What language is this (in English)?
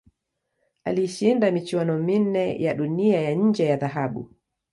Swahili